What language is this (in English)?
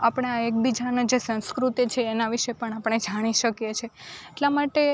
Gujarati